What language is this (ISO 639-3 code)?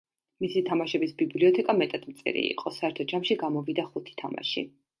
kat